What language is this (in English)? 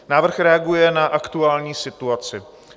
Czech